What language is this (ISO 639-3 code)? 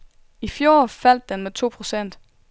dan